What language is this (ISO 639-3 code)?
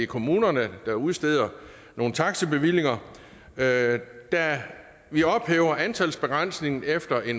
dan